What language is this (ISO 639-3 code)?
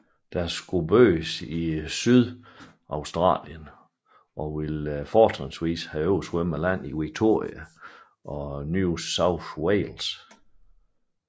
dan